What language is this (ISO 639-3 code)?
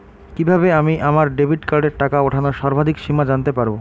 ben